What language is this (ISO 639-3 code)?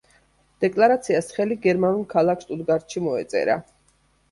kat